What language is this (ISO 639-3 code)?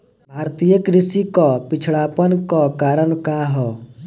bho